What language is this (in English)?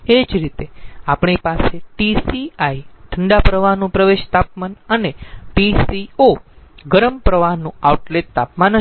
Gujarati